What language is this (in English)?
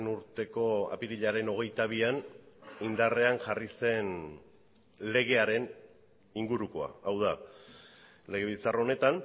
Basque